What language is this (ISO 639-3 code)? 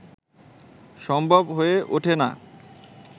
ben